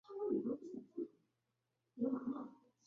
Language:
Chinese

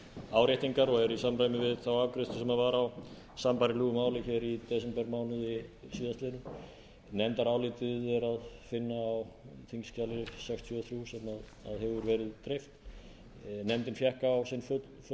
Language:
Icelandic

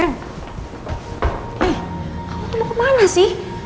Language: Indonesian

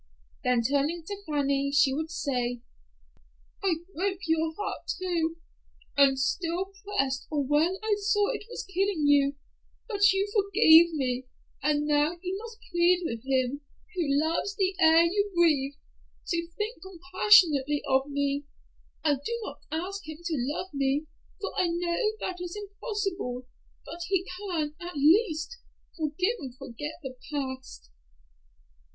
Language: English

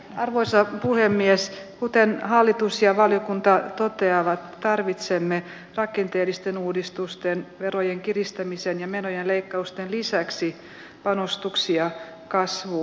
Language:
Finnish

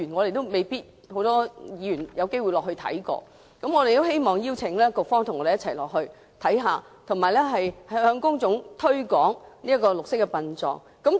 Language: Cantonese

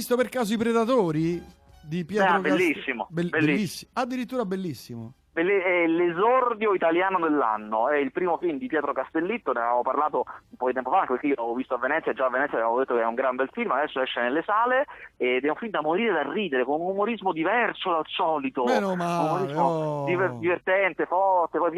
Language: Italian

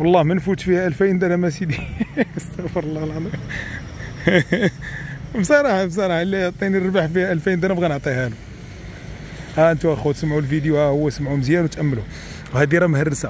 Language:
Arabic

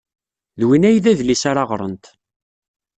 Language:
Kabyle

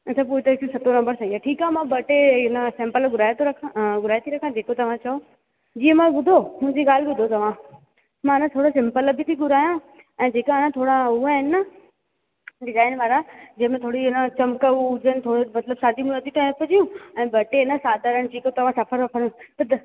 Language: Sindhi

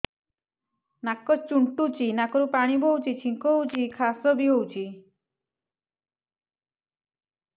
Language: Odia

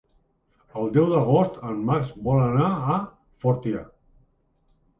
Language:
Catalan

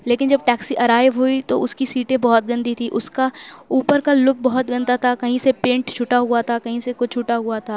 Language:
Urdu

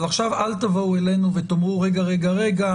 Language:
Hebrew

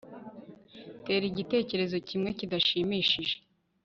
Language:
Kinyarwanda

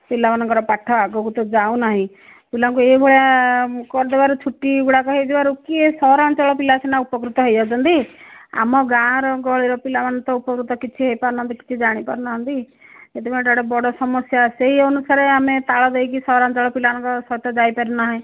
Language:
Odia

